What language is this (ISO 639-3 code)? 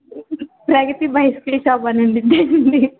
tel